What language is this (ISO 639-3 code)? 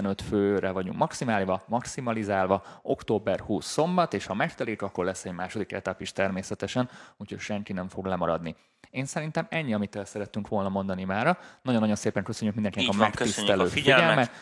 hun